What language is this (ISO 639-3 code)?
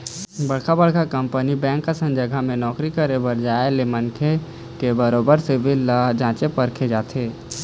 hne